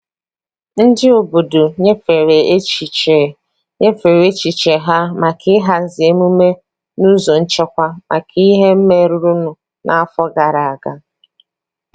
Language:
Igbo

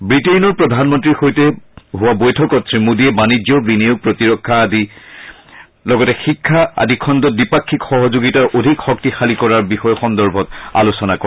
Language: Assamese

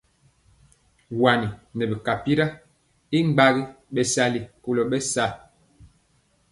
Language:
Mpiemo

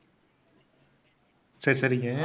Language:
Tamil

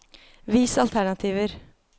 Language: Norwegian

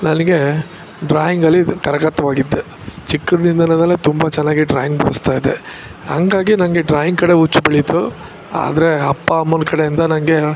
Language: Kannada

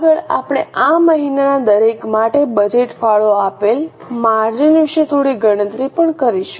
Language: Gujarati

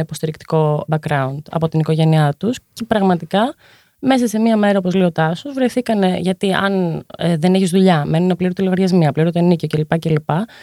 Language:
Greek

